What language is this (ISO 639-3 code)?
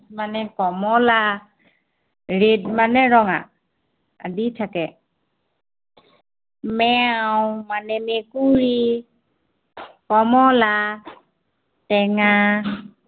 asm